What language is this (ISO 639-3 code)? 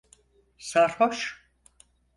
tur